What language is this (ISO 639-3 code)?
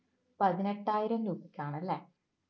mal